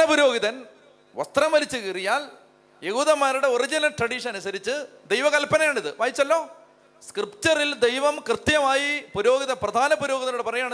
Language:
Malayalam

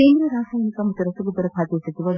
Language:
Kannada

